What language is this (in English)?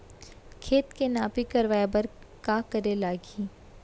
Chhattisgarhi